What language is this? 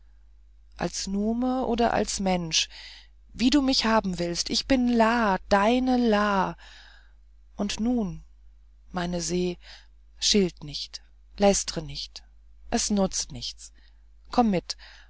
German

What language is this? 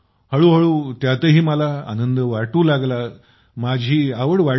Marathi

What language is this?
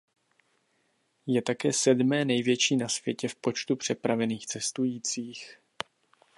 Czech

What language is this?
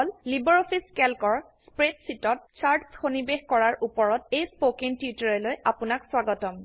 Assamese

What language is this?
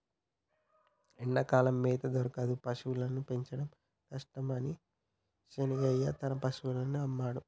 Telugu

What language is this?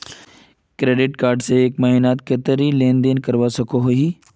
Magahi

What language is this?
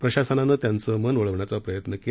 Marathi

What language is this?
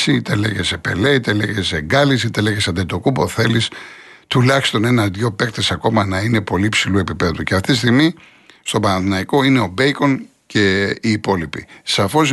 Greek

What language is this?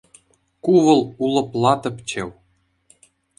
Chuvash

